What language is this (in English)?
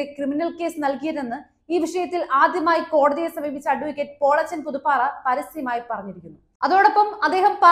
Malayalam